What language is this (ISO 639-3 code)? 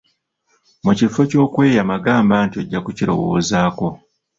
lug